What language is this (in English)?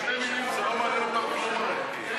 Hebrew